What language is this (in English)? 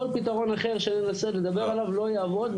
Hebrew